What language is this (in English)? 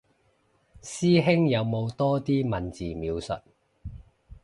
Cantonese